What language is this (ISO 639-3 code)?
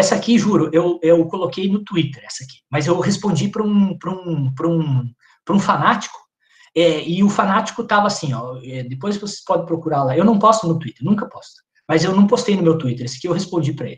por